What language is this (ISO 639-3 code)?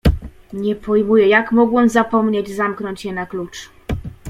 pol